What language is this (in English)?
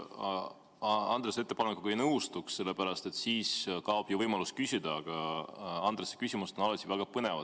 Estonian